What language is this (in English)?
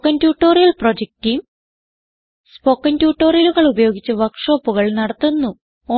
Malayalam